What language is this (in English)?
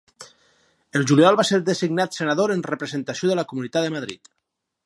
Catalan